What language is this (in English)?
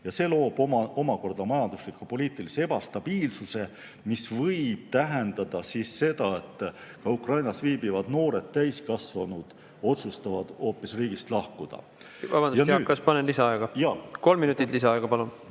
Estonian